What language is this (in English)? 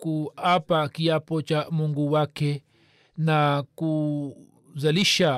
Swahili